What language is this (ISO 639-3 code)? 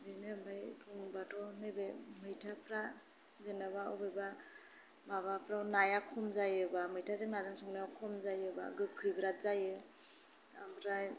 brx